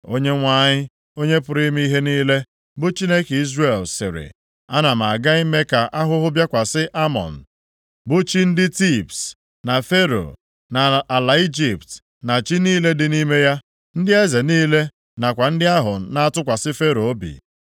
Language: Igbo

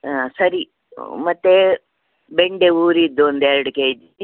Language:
Kannada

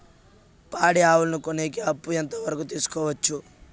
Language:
Telugu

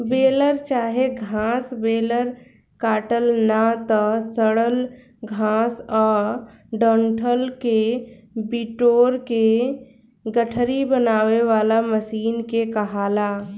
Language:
Bhojpuri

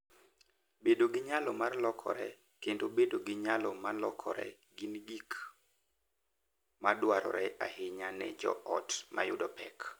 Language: Luo (Kenya and Tanzania)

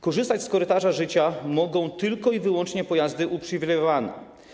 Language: Polish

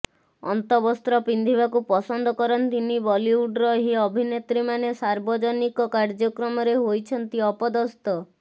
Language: Odia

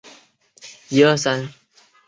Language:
Chinese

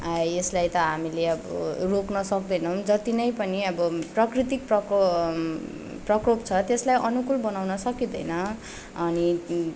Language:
Nepali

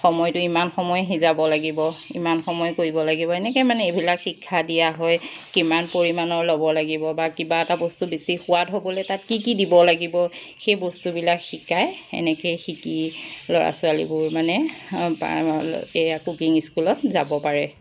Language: Assamese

